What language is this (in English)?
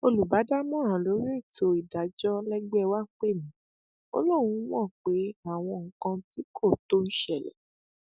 Yoruba